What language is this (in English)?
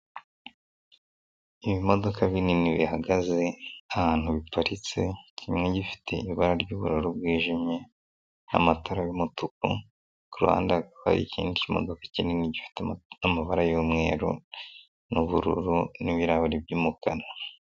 Kinyarwanda